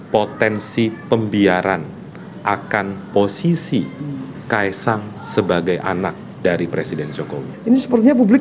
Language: Indonesian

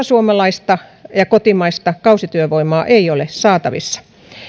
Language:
Finnish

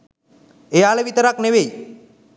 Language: Sinhala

